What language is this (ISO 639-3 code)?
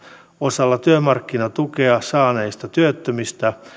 fin